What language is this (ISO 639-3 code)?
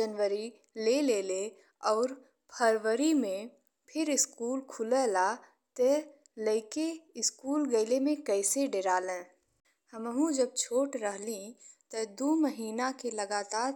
bho